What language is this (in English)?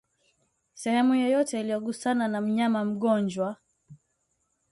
Swahili